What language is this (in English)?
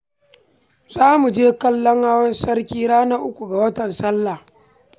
Hausa